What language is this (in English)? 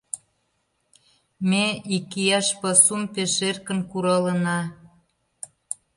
Mari